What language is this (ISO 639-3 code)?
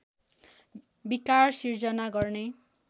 nep